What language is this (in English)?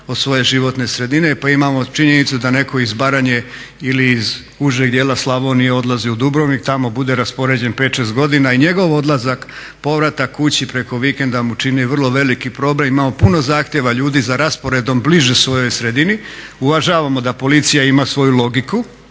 Croatian